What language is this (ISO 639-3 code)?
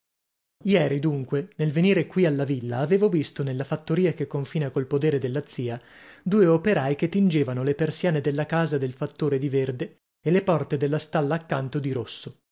ita